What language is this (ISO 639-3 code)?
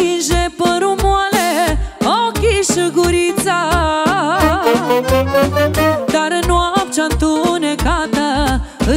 ron